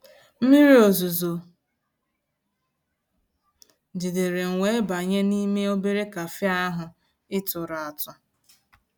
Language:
Igbo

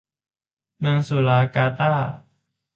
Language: Thai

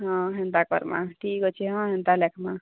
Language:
Odia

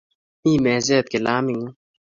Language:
Kalenjin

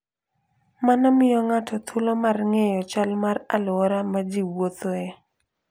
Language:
Luo (Kenya and Tanzania)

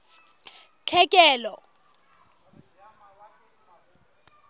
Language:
Southern Sotho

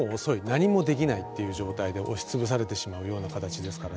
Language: Japanese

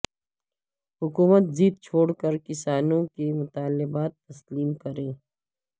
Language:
Urdu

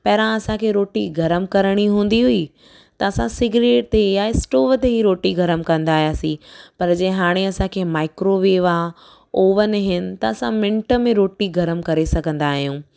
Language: Sindhi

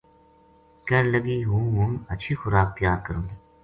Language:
Gujari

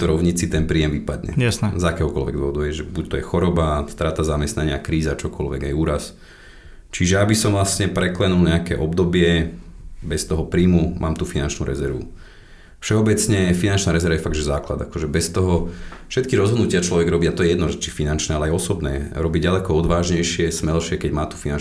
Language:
Slovak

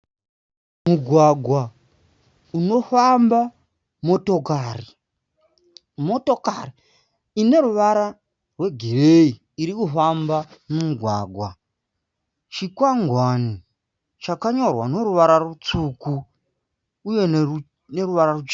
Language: Shona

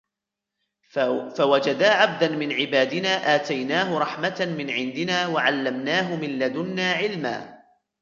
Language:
Arabic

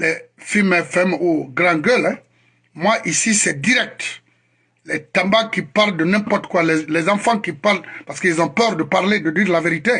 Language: French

